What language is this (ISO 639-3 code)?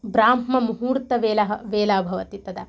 san